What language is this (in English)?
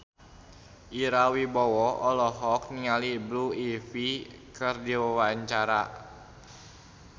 Sundanese